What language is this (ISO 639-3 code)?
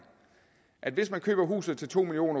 dan